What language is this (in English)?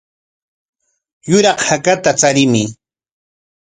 Corongo Ancash Quechua